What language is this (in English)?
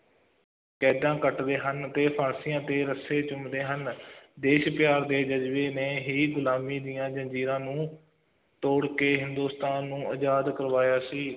Punjabi